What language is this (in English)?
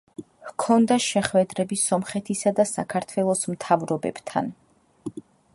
Georgian